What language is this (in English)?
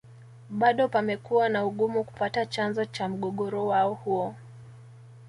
Swahili